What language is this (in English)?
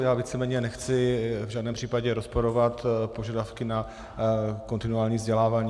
Czech